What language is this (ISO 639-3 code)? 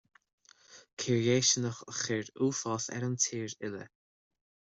gle